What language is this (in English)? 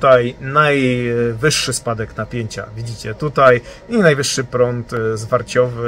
Polish